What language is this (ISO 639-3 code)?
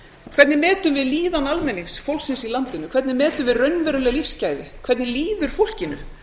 isl